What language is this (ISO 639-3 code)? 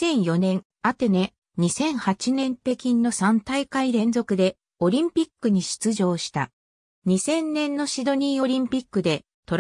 jpn